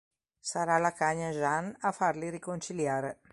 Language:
Italian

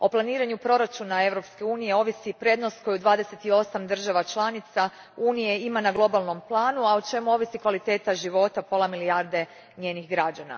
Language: Croatian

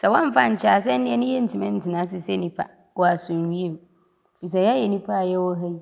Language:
Abron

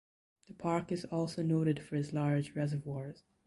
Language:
English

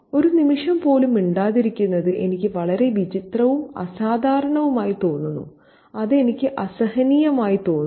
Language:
Malayalam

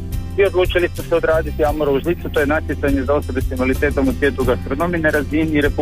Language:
Croatian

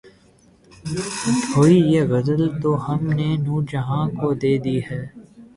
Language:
Urdu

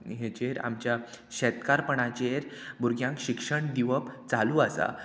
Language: Konkani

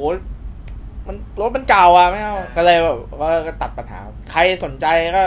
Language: Thai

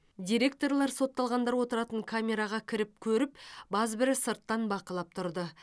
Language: Kazakh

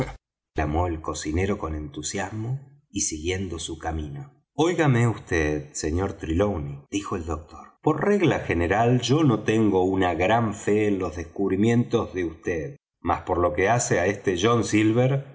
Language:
Spanish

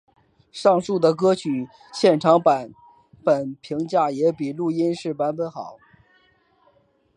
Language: Chinese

